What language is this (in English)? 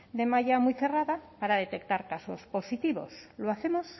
Spanish